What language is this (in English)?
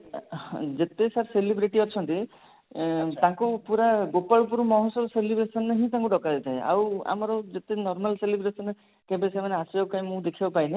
Odia